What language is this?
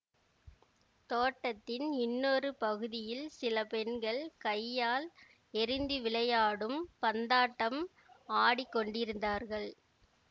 Tamil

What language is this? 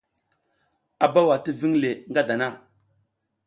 South Giziga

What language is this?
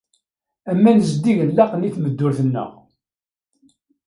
Kabyle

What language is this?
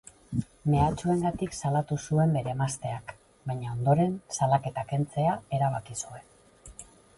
Basque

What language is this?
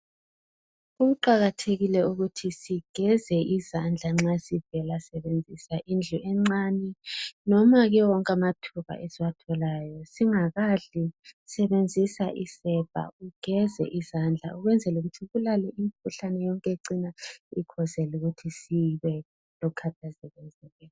North Ndebele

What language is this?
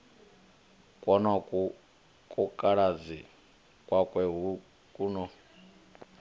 Venda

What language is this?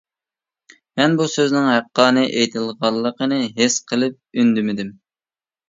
Uyghur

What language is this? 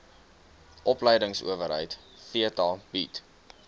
Afrikaans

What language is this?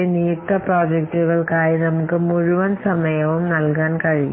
Malayalam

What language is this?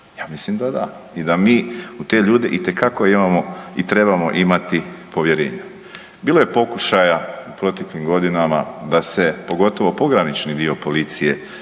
Croatian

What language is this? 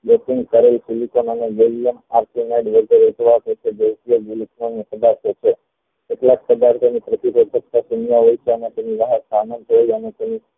Gujarati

